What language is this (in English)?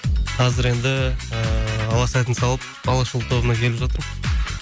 Kazakh